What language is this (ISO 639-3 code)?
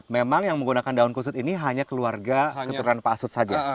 ind